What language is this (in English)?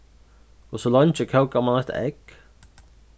Faroese